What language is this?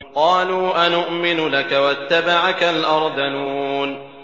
Arabic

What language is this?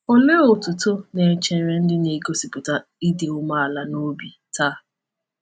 Igbo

